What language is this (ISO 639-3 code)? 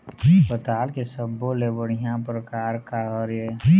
hne